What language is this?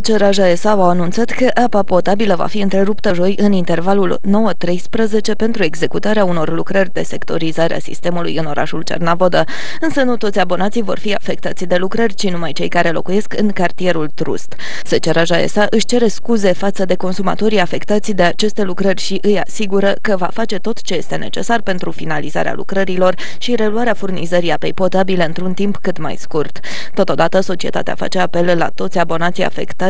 Romanian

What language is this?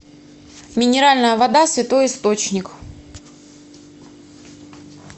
Russian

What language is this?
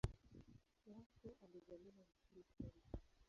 Swahili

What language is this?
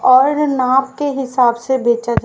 Hindi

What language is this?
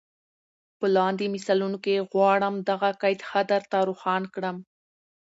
Pashto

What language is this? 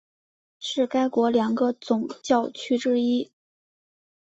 Chinese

